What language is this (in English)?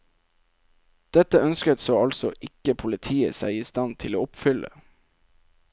Norwegian